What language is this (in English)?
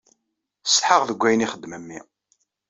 Kabyle